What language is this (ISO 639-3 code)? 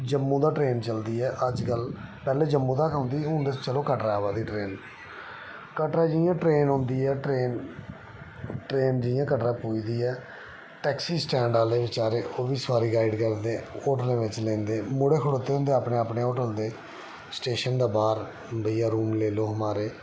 doi